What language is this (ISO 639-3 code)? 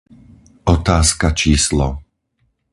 slk